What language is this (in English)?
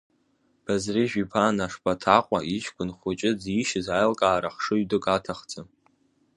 Abkhazian